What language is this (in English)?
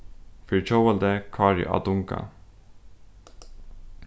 Faroese